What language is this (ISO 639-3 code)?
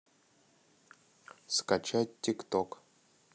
rus